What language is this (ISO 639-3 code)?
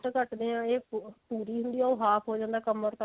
pan